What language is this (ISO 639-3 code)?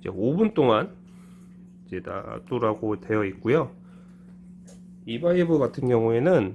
kor